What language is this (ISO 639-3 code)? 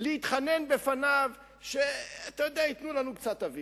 heb